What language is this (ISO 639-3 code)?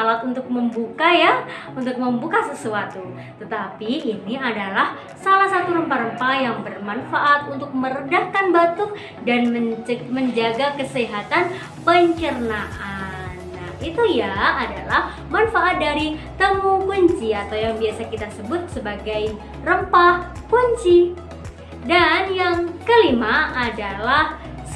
ind